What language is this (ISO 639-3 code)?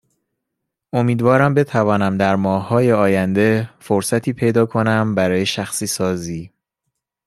fas